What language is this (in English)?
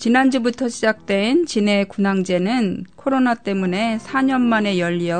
Korean